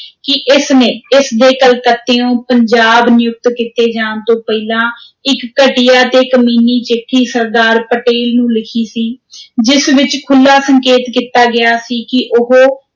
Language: Punjabi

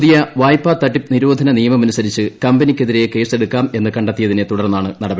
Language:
Malayalam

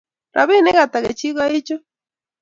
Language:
Kalenjin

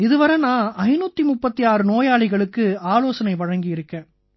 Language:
Tamil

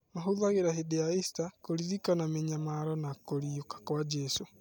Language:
Kikuyu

